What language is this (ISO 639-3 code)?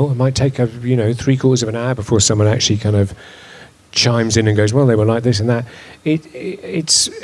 eng